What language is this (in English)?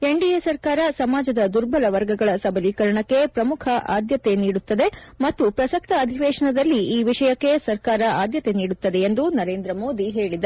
Kannada